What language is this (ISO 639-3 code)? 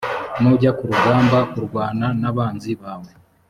kin